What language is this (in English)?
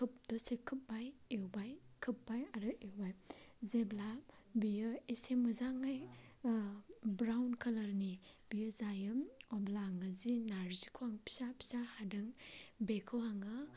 Bodo